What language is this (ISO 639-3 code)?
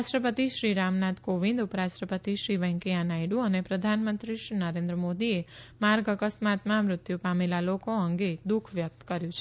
guj